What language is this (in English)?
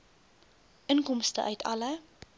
Afrikaans